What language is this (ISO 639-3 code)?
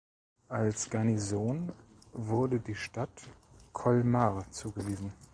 deu